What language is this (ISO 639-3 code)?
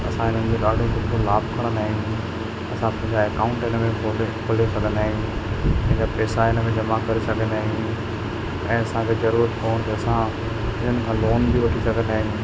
snd